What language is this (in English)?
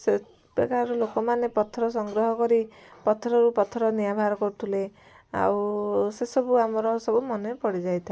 Odia